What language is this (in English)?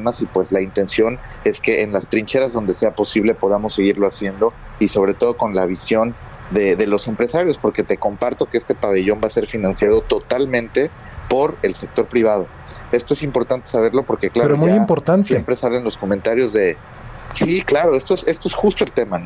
Spanish